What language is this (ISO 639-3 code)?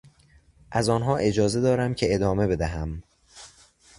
fas